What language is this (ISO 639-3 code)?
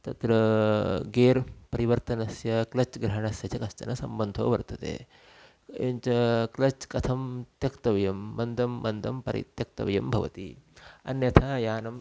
san